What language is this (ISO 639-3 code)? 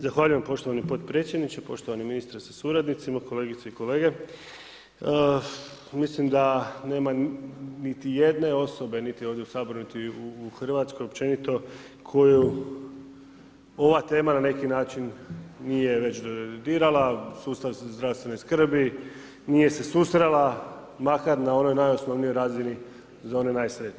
hrv